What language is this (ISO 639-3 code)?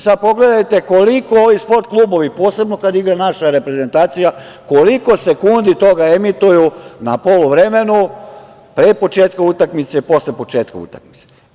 srp